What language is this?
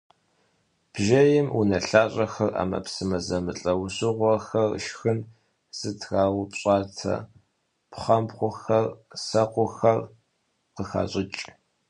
Kabardian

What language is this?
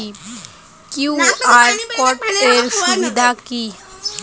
Bangla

